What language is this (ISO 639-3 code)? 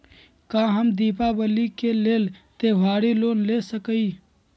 mag